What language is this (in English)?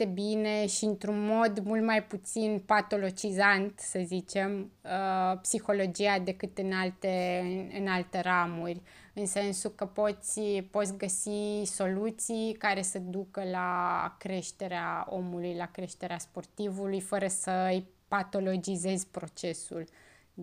Romanian